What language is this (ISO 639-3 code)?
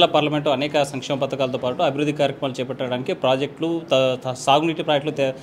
tel